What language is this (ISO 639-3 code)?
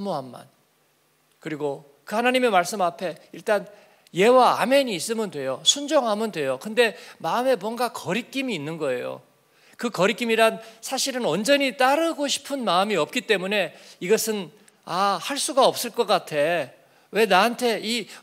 kor